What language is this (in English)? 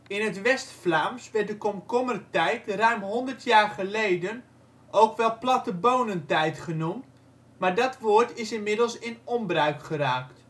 Dutch